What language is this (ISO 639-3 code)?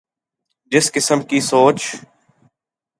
urd